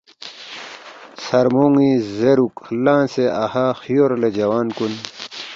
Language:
Balti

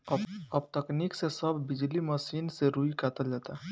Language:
Bhojpuri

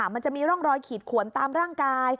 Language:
Thai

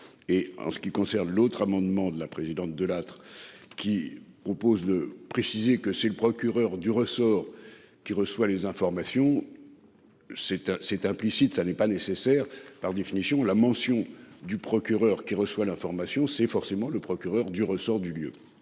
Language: French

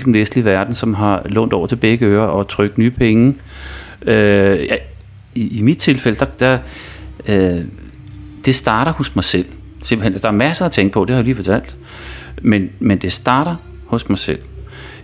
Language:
Danish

